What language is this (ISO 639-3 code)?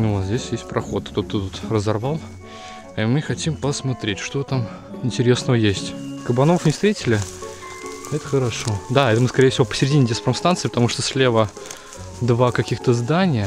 rus